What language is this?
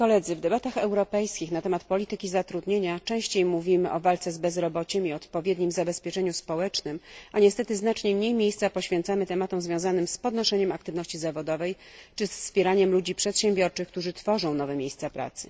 Polish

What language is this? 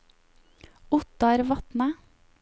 Norwegian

